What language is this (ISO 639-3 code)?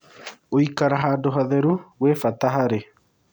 kik